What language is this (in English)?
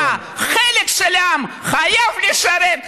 Hebrew